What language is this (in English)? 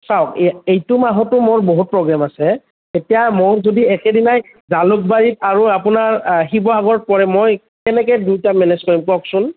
Assamese